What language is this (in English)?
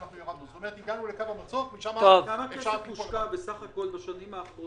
Hebrew